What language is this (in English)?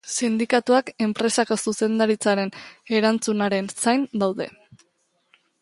Basque